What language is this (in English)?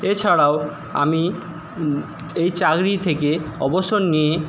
Bangla